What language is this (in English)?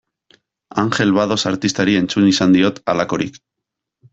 Basque